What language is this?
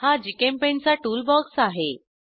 Marathi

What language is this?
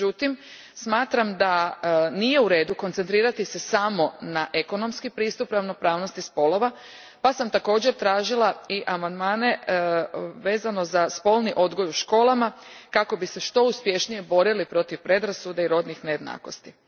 Croatian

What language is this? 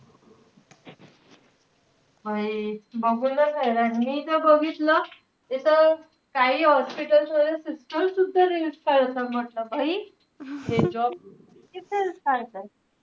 Marathi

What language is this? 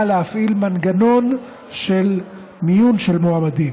Hebrew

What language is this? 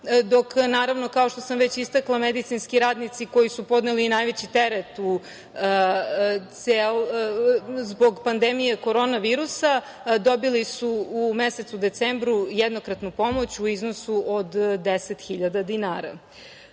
Serbian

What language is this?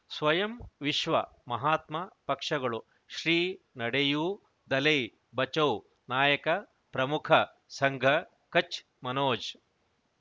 Kannada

